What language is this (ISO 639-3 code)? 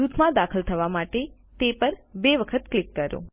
guj